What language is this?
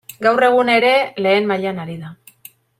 Basque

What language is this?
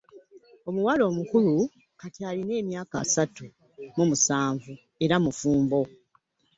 Ganda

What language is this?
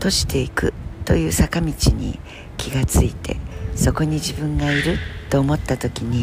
Japanese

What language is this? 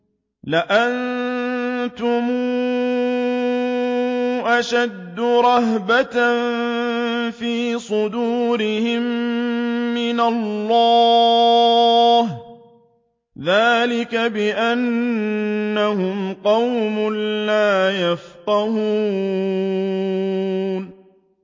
Arabic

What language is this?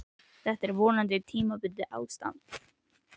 Icelandic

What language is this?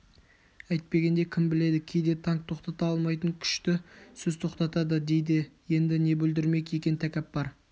Kazakh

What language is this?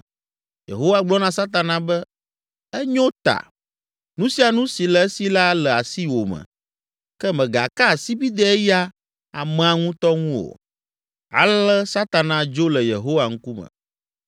Ewe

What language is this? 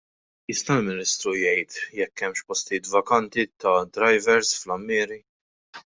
Maltese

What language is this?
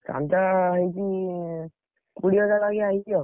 Odia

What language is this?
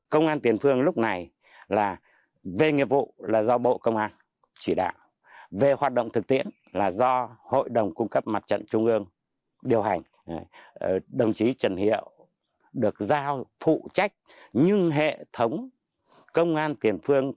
Vietnamese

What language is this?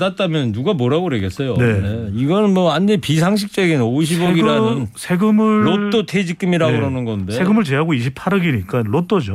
Korean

